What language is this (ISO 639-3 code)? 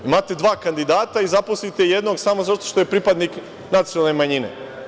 srp